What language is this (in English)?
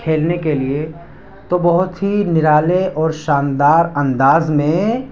Urdu